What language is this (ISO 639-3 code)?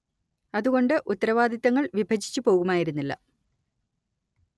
mal